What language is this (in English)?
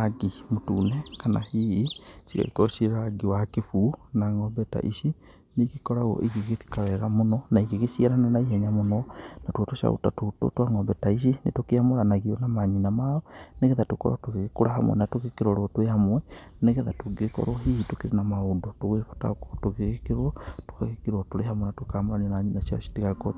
Kikuyu